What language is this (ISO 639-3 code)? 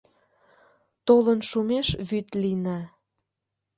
chm